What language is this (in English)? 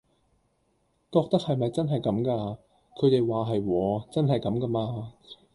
Cantonese